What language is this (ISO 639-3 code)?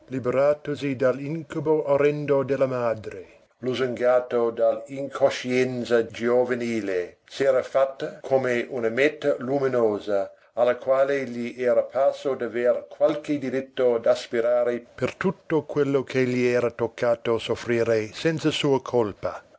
ita